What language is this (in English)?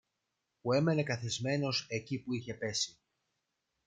Greek